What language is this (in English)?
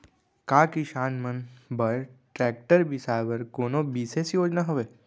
Chhattisgarhi